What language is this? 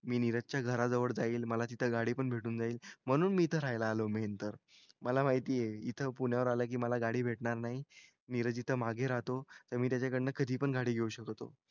Marathi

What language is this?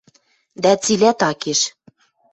Western Mari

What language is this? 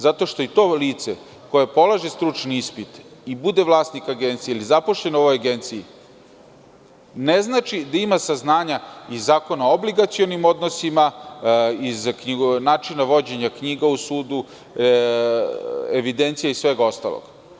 Serbian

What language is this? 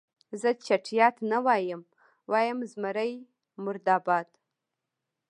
Pashto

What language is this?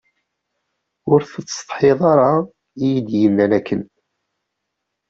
Kabyle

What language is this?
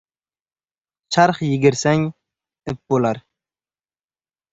Uzbek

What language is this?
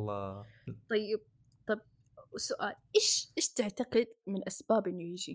Arabic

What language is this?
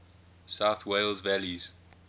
English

